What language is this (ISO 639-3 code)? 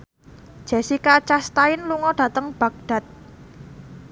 jav